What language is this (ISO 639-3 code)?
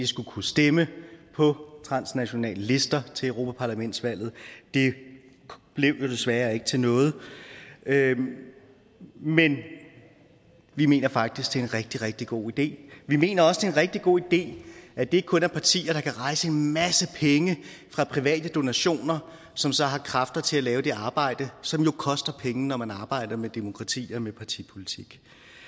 dan